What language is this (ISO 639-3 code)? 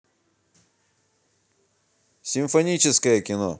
rus